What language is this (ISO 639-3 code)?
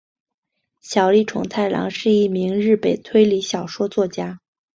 zho